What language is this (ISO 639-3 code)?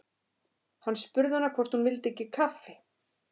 isl